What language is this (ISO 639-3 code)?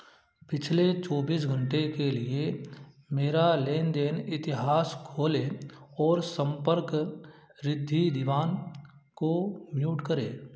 hin